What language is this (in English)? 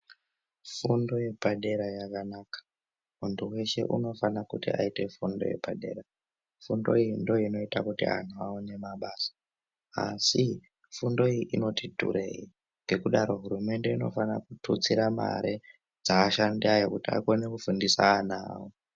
Ndau